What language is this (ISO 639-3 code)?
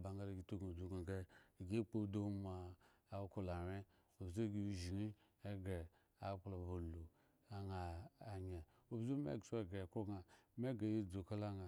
ego